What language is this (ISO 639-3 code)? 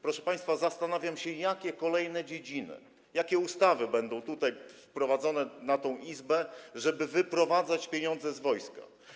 pol